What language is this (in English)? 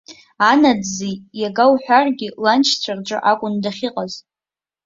Abkhazian